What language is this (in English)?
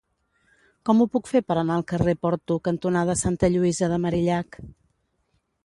Catalan